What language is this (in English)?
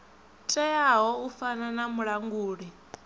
Venda